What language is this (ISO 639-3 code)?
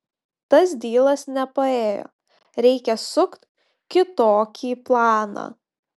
lit